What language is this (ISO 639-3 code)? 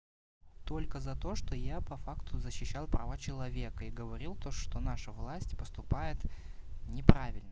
rus